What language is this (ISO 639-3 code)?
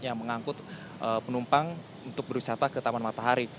ind